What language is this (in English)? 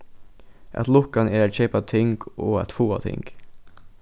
Faroese